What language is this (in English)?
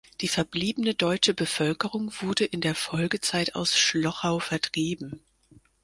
German